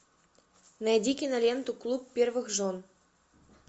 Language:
Russian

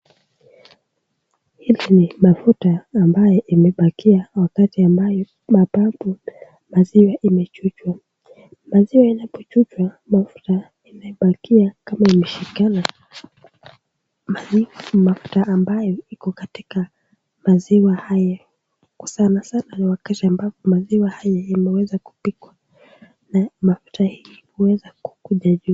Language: Swahili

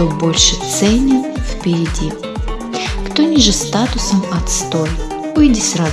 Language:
Russian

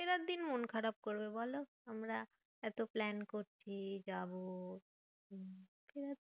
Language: Bangla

